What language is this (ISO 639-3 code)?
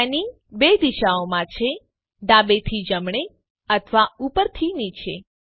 guj